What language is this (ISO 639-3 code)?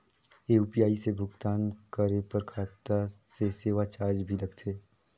hne